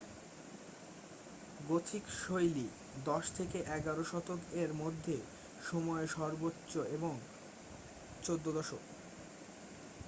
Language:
Bangla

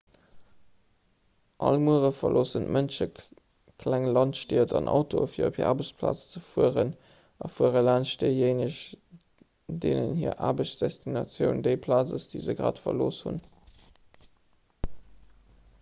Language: Luxembourgish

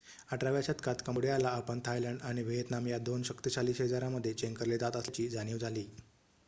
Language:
Marathi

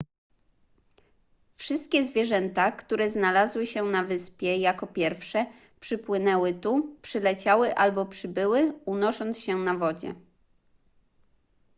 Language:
Polish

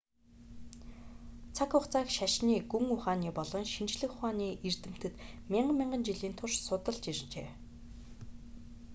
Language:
Mongolian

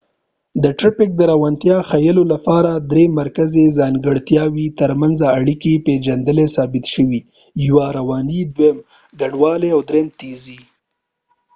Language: Pashto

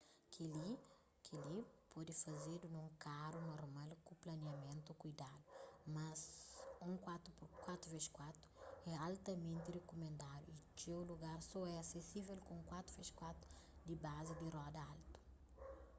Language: Kabuverdianu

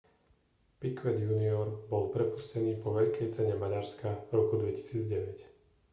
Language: Slovak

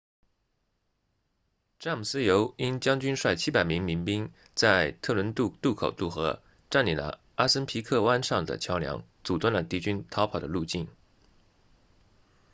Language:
Chinese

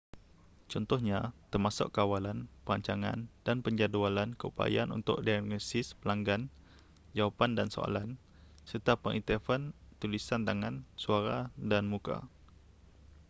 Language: Malay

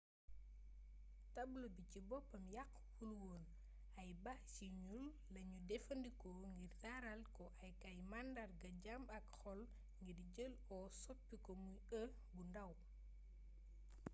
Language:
Wolof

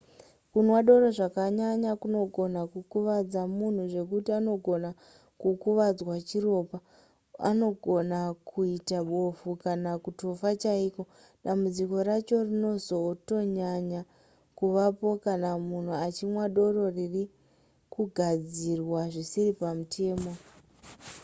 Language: Shona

